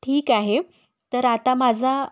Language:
Marathi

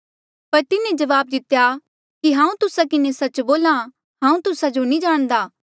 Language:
Mandeali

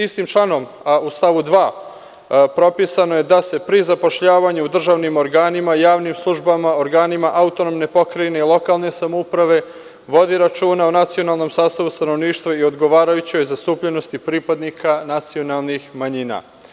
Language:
Serbian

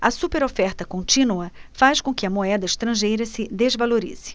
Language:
Portuguese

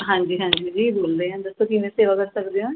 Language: Punjabi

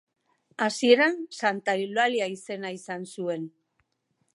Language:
Basque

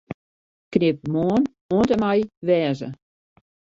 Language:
Western Frisian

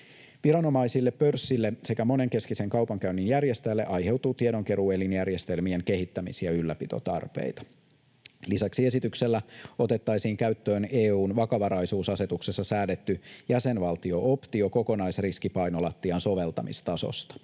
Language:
Finnish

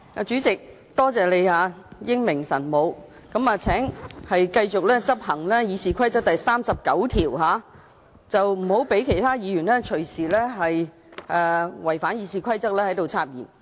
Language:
Cantonese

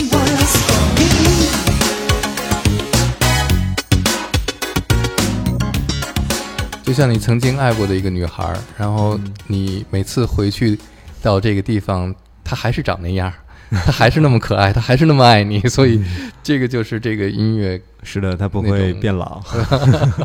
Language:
Chinese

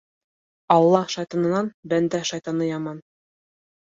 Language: Bashkir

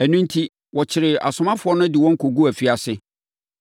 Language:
Akan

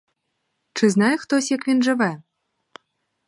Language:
Ukrainian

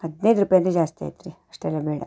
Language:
Kannada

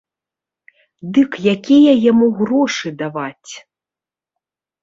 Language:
Belarusian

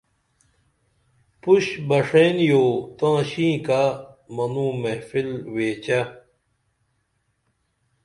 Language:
Dameli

